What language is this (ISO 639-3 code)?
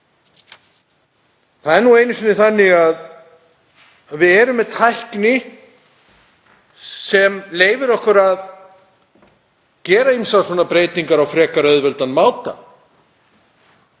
isl